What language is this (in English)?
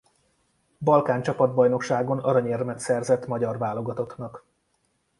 Hungarian